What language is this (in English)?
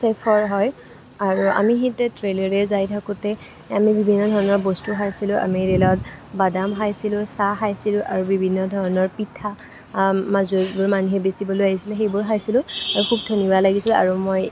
Assamese